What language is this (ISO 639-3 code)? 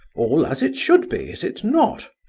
eng